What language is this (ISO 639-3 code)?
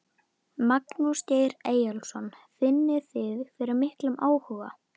isl